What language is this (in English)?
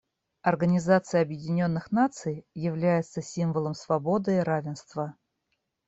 Russian